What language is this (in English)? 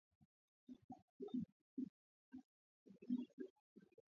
Swahili